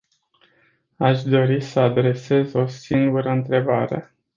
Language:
Romanian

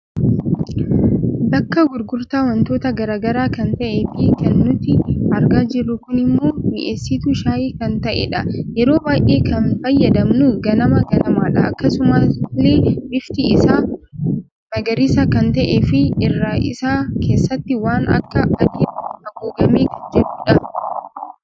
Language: Oromo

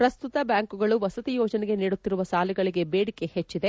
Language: Kannada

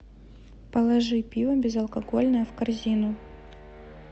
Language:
Russian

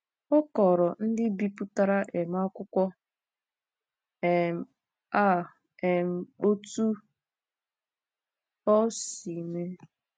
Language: Igbo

